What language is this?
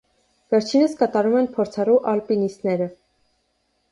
Armenian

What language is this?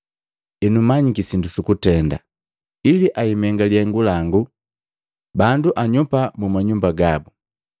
Matengo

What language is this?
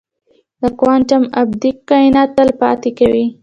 Pashto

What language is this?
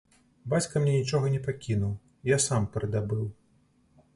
Belarusian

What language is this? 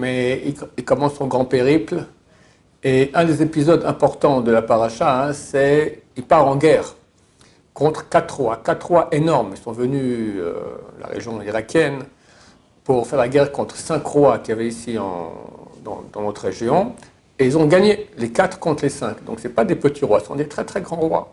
French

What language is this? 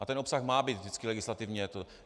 Czech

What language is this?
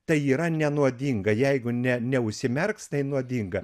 Lithuanian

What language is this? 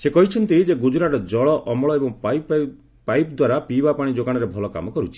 Odia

